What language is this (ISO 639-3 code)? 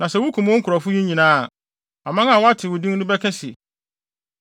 aka